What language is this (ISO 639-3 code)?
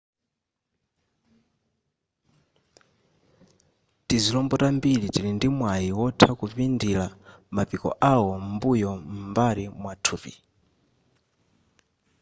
nya